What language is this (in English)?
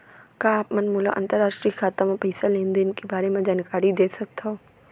Chhattisgarhi